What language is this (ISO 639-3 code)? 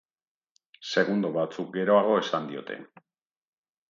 eus